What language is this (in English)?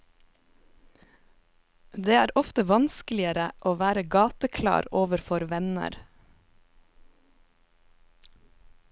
Norwegian